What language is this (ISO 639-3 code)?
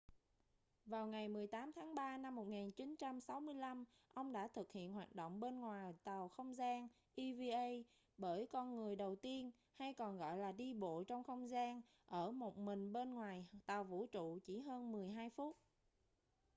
vie